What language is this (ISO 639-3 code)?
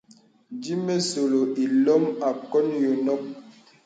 beb